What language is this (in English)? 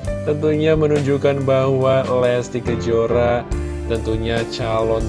Indonesian